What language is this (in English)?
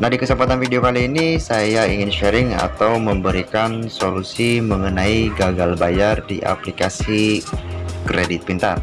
Indonesian